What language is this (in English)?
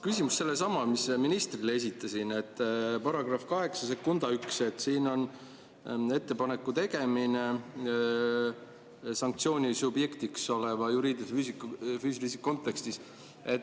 Estonian